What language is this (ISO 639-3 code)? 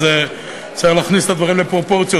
heb